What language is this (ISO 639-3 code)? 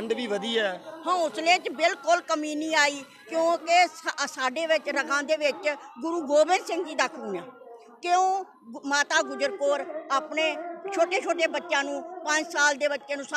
ron